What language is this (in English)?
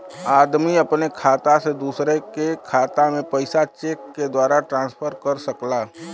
Bhojpuri